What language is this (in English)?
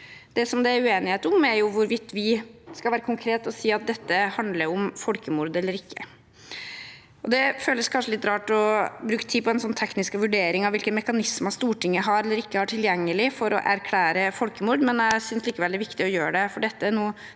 Norwegian